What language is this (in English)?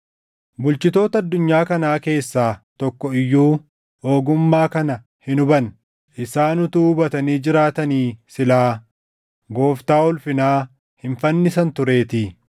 Oromo